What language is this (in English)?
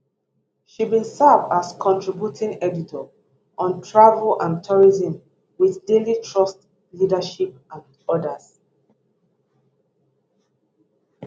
Nigerian Pidgin